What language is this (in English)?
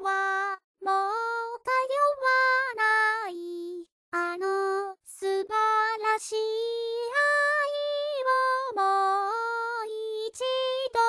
Japanese